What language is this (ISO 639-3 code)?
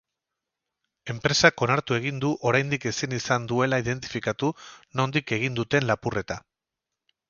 eus